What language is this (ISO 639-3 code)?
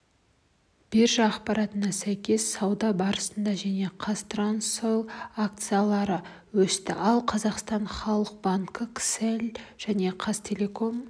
kaz